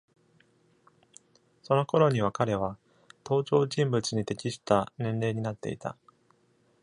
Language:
Japanese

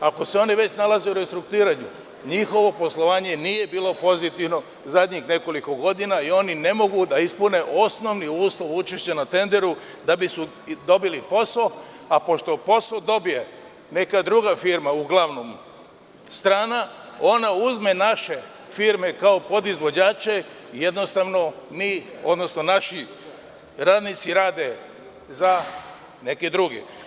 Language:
Serbian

